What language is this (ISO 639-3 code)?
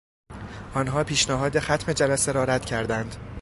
fas